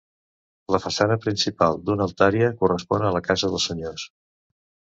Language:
Catalan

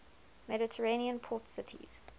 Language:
English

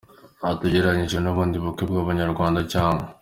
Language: Kinyarwanda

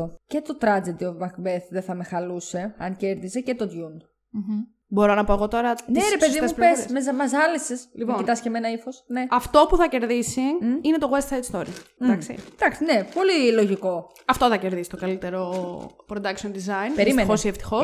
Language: Greek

